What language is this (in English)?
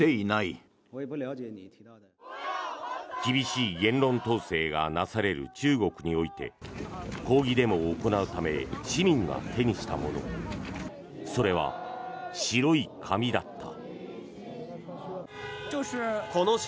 Japanese